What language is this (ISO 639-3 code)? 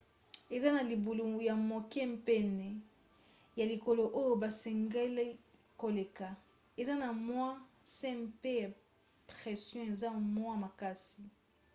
lin